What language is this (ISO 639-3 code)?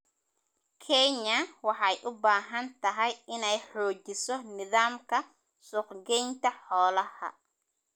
som